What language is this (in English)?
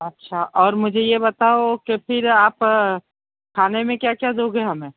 Hindi